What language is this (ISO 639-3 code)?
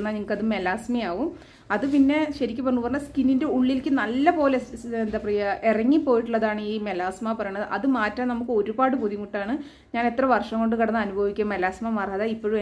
eng